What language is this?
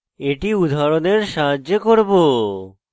Bangla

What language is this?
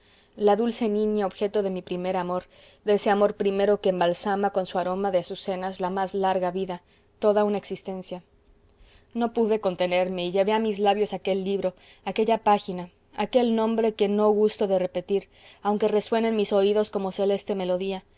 Spanish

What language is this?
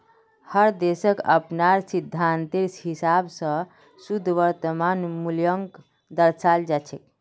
Magahi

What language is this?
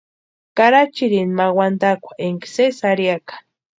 Western Highland Purepecha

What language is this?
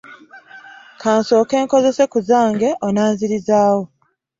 Ganda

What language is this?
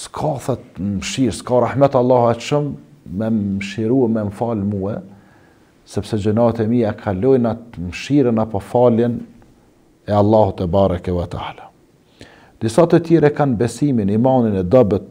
Arabic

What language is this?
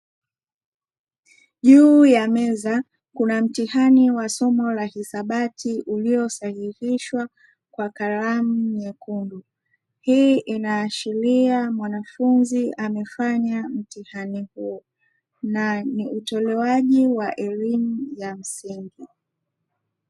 Swahili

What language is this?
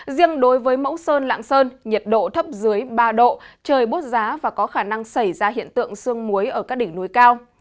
Vietnamese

